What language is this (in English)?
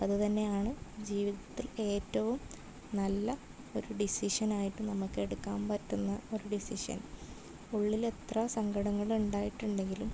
Malayalam